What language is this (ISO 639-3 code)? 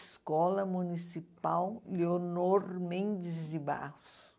por